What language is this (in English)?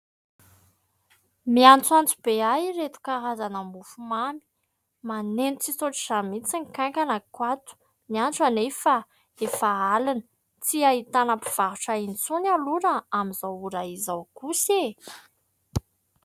Malagasy